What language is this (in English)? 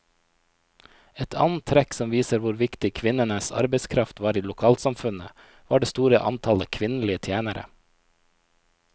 Norwegian